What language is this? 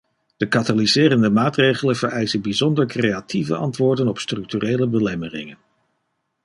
Dutch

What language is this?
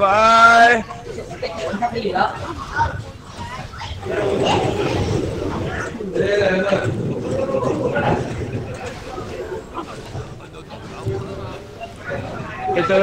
Vietnamese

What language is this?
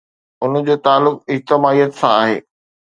Sindhi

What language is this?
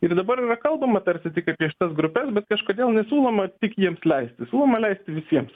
Lithuanian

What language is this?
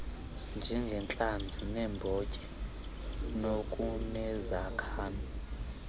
Xhosa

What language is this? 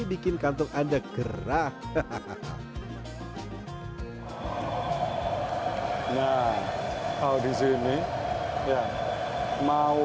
Indonesian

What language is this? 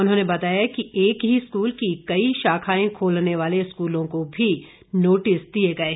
Hindi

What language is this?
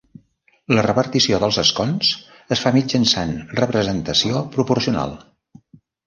Catalan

